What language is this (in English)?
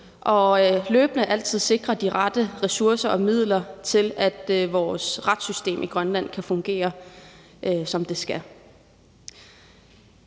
Danish